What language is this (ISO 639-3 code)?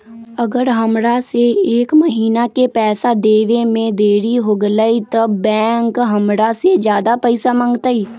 mag